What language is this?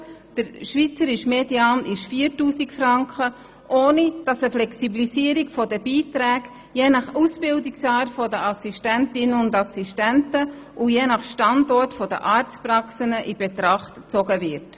Swiss German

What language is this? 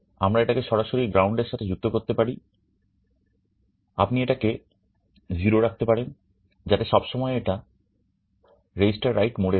Bangla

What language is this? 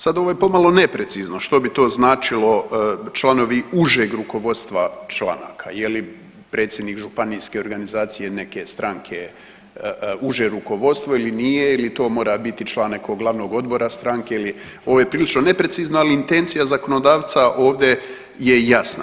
Croatian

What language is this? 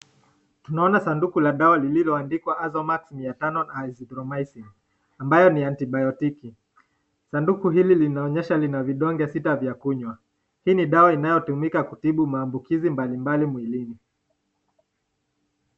Swahili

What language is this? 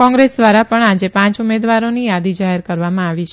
Gujarati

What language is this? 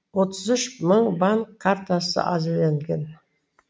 Kazakh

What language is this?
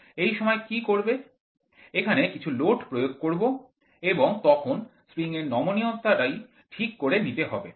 Bangla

